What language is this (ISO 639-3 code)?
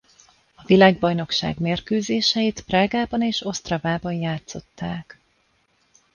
hun